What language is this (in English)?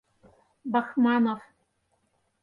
Mari